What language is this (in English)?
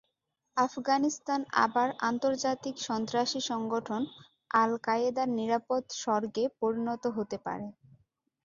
Bangla